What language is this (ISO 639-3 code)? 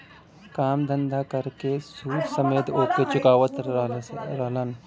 bho